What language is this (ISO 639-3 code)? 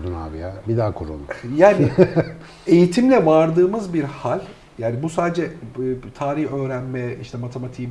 tur